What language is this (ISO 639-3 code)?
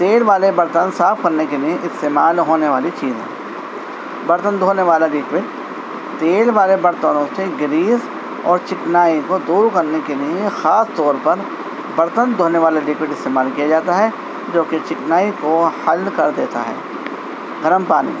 urd